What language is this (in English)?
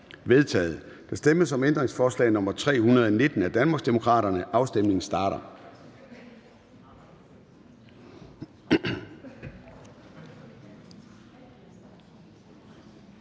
Danish